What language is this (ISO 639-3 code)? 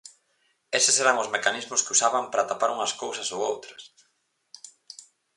glg